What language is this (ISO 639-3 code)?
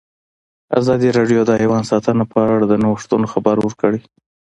pus